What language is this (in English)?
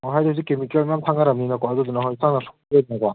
Manipuri